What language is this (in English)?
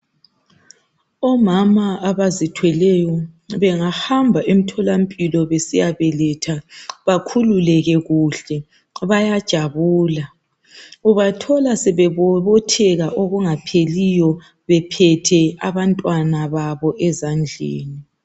North Ndebele